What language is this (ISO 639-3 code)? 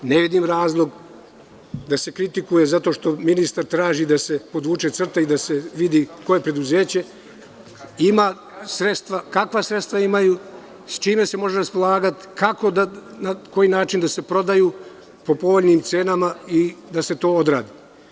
srp